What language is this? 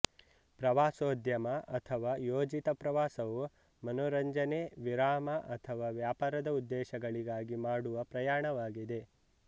Kannada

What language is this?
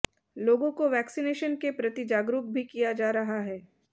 Hindi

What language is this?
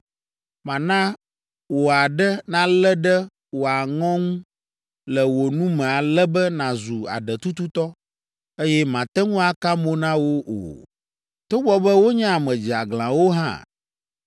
Ewe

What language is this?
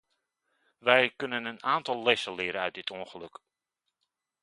Dutch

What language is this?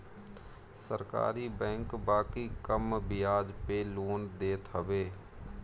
Bhojpuri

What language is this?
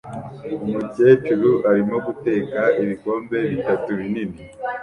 Kinyarwanda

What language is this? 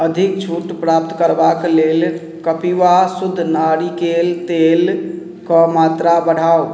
Maithili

